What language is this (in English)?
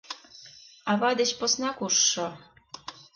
Mari